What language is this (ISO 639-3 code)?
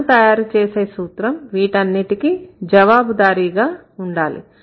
tel